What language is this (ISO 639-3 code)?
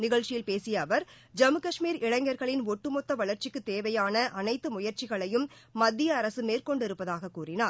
tam